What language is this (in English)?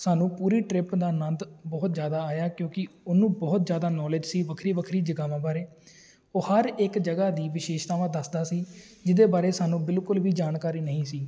Punjabi